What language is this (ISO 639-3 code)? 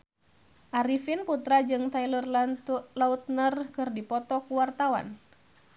sun